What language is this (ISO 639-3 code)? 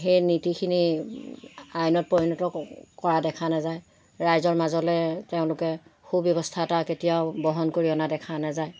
asm